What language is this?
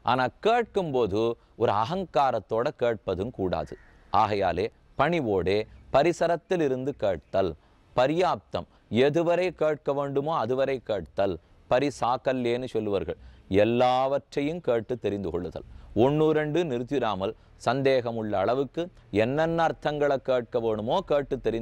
Dutch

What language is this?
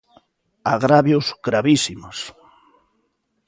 Galician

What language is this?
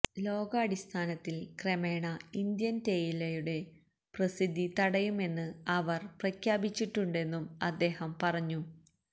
Malayalam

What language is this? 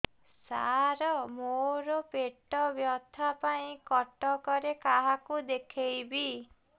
Odia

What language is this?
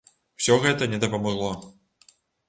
Belarusian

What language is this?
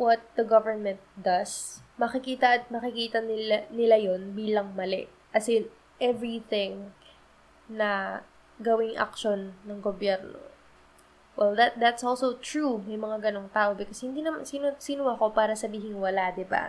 Filipino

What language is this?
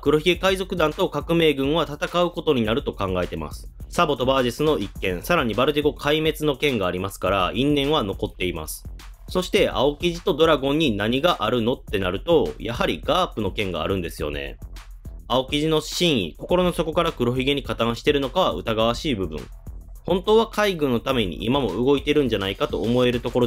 Japanese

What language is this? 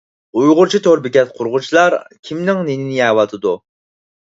Uyghur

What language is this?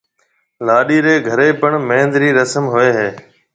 Marwari (Pakistan)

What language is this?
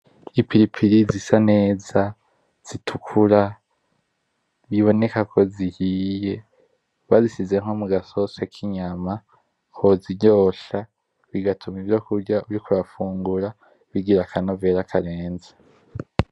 Rundi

